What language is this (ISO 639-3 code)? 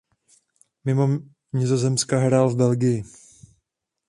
ces